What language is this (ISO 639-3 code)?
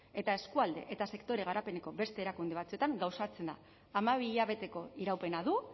eus